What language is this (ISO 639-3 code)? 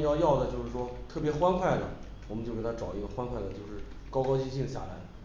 zho